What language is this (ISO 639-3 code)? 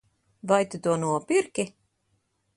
lav